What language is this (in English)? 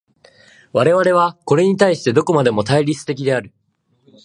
Japanese